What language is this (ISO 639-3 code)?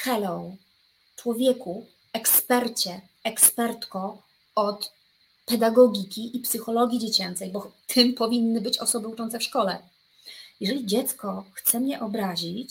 pol